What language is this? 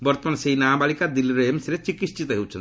Odia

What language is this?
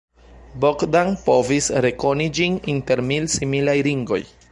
Esperanto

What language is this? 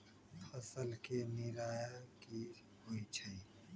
Magahi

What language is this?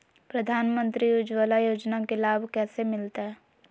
Magahi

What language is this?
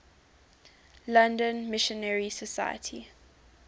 English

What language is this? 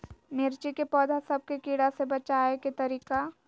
Magahi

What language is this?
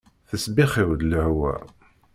Kabyle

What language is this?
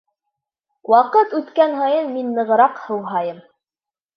Bashkir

